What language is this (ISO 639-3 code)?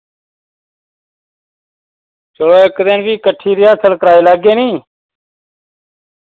doi